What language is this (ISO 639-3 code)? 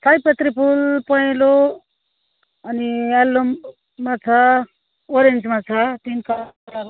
nep